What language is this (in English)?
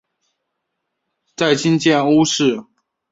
Chinese